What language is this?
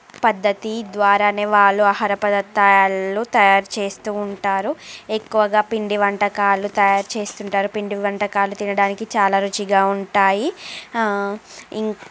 Telugu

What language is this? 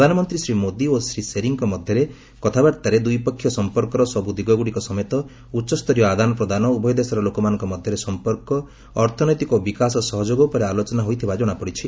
Odia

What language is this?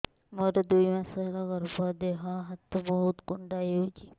Odia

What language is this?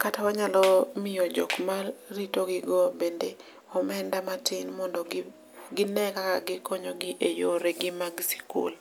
Luo (Kenya and Tanzania)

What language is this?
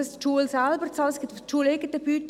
Swiss German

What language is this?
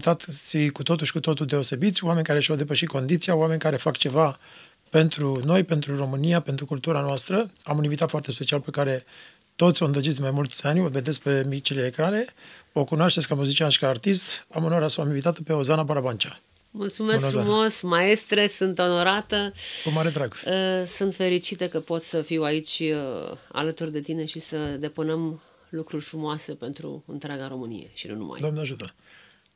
Romanian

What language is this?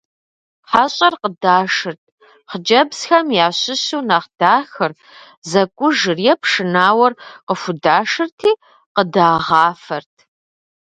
Kabardian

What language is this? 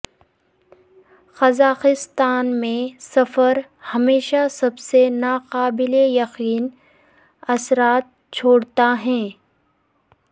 Urdu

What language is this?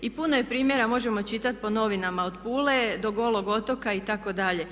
Croatian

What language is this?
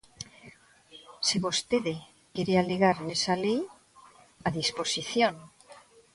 Galician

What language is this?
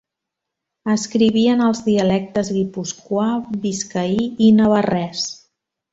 Catalan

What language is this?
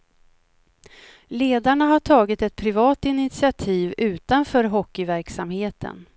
Swedish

